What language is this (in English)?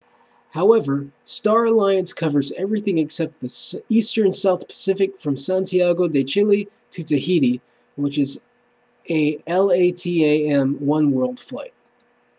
English